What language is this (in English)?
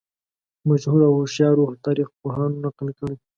Pashto